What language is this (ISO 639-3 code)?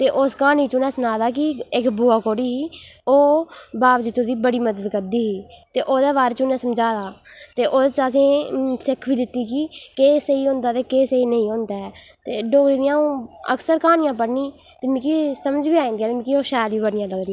doi